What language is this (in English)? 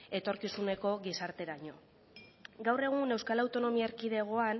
Basque